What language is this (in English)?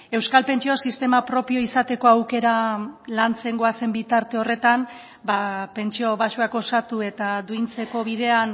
Basque